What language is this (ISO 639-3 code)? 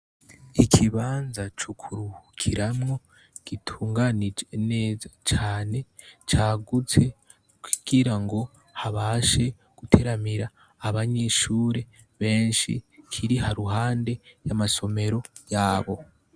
run